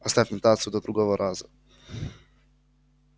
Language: Russian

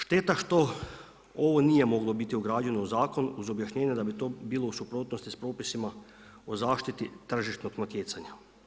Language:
Croatian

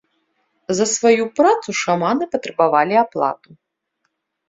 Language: Belarusian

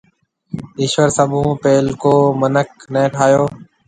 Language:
Marwari (Pakistan)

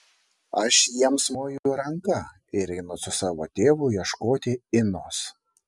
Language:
Lithuanian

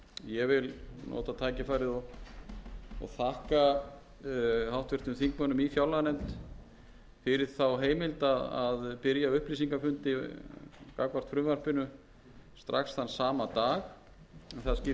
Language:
Icelandic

